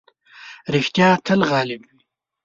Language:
Pashto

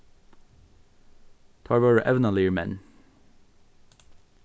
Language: Faroese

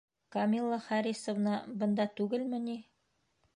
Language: Bashkir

